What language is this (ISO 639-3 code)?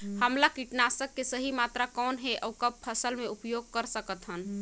hne